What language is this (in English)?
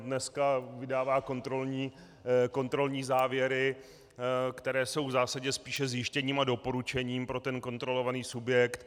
Czech